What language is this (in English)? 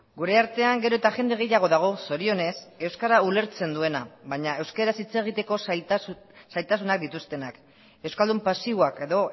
Basque